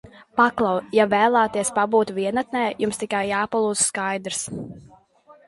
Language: Latvian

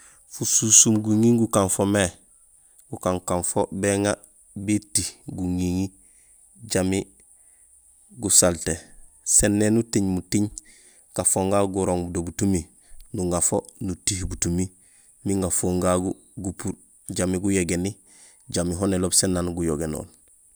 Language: Gusilay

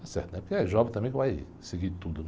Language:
Portuguese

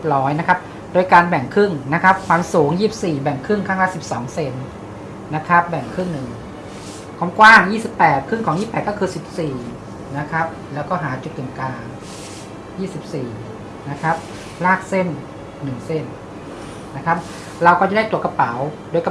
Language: Thai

